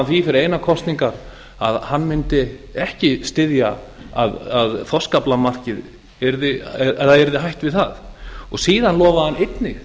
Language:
Icelandic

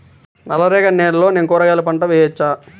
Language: Telugu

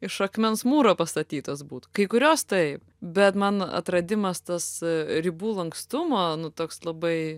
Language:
Lithuanian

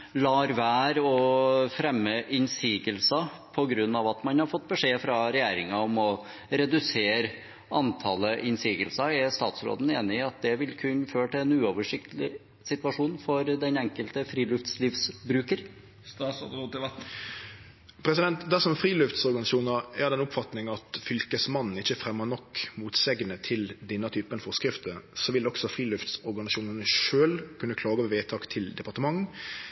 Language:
Norwegian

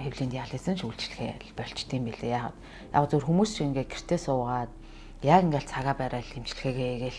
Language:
Korean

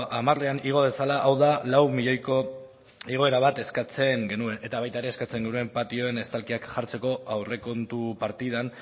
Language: Basque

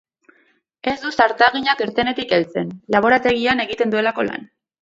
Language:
Basque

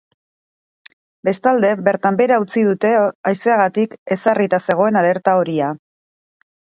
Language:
Basque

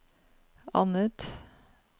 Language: Norwegian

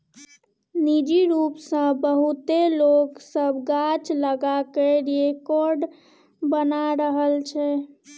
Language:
Maithili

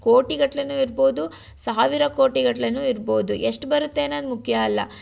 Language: Kannada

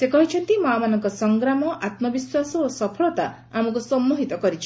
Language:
Odia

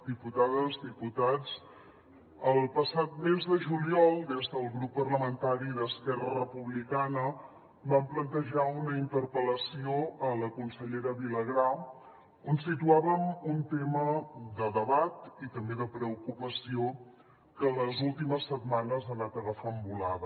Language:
Catalan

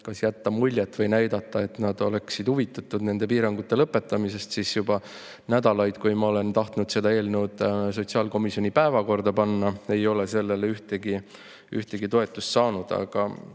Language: Estonian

